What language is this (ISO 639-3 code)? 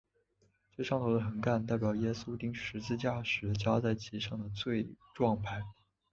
zho